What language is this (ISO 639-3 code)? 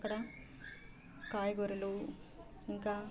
tel